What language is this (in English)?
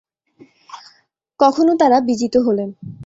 Bangla